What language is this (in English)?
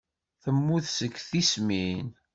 Kabyle